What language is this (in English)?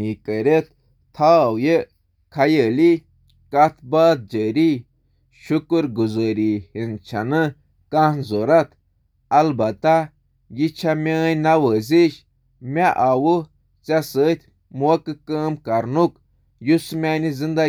Kashmiri